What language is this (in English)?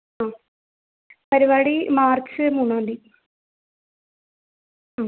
Malayalam